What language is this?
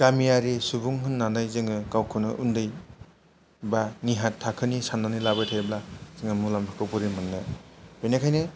Bodo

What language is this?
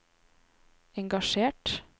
Norwegian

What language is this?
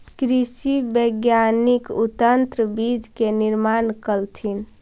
Magahi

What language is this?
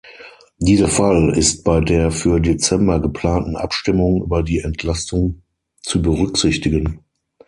German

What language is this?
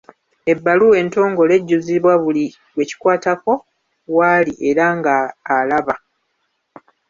Ganda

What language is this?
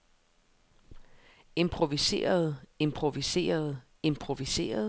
Danish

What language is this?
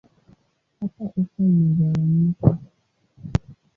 Swahili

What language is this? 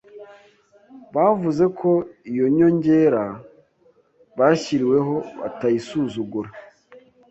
Kinyarwanda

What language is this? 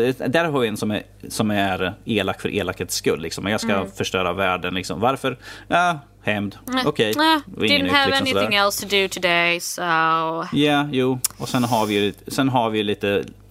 Swedish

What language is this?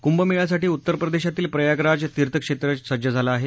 Marathi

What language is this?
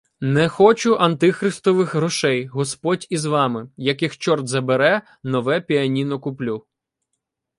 Ukrainian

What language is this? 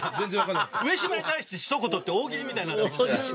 Japanese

